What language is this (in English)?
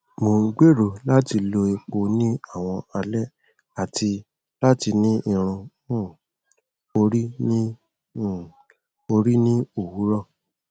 Yoruba